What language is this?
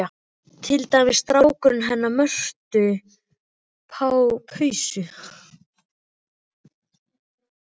Icelandic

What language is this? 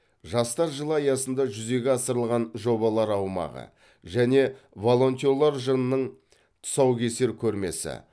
Kazakh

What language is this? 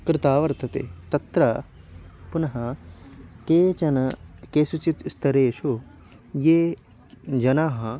Sanskrit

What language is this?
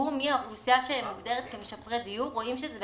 Hebrew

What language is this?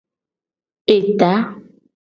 Gen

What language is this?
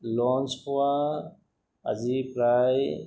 Assamese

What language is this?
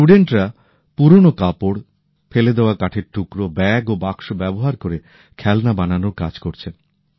Bangla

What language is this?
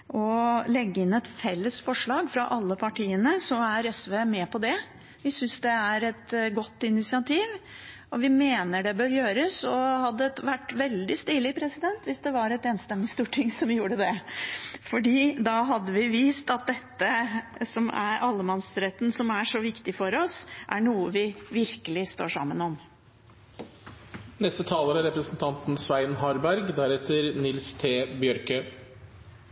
Norwegian Bokmål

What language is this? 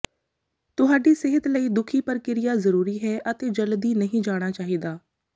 Punjabi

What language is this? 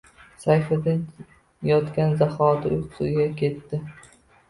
Uzbek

